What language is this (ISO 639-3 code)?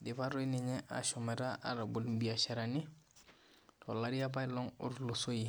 mas